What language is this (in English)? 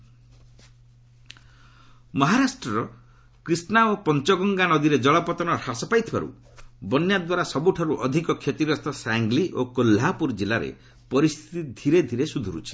Odia